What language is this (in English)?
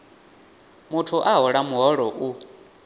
Venda